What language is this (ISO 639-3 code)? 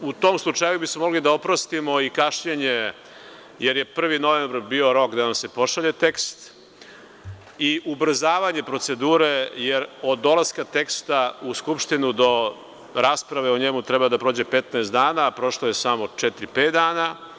srp